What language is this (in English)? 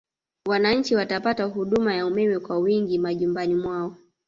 Swahili